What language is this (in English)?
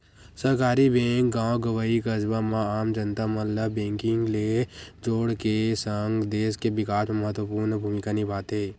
Chhattisgarhi